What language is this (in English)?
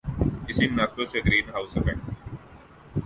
Urdu